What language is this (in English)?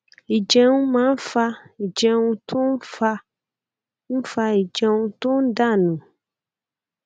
Yoruba